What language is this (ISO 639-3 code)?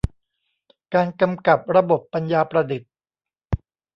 tha